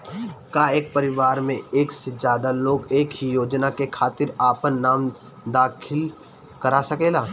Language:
Bhojpuri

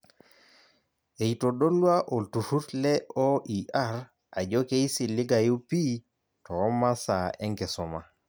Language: Masai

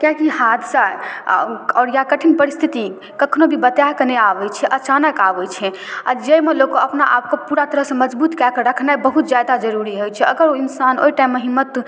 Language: Maithili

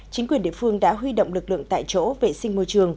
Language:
Vietnamese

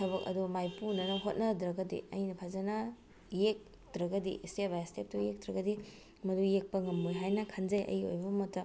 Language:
Manipuri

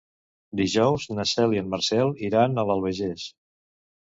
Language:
Catalan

